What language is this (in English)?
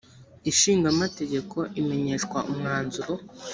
Kinyarwanda